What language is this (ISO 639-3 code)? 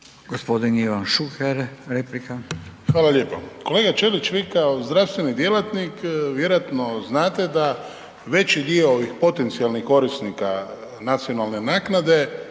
hrv